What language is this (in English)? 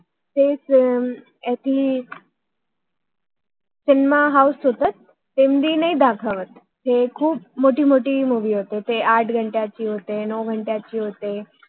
Marathi